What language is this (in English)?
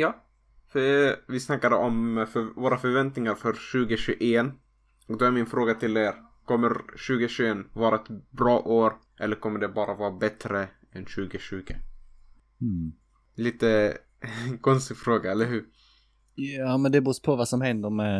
Swedish